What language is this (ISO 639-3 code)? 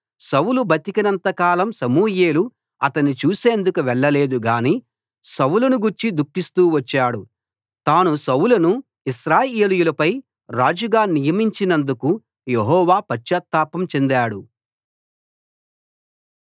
tel